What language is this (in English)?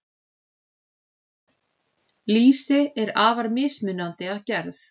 Icelandic